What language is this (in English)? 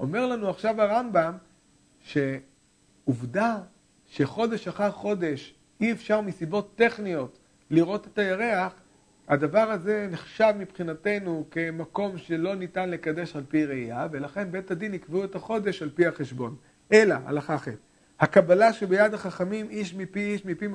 Hebrew